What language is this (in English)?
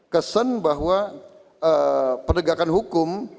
Indonesian